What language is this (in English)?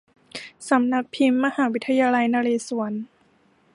Thai